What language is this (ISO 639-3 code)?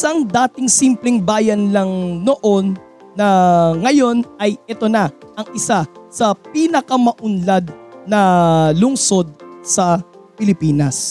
fil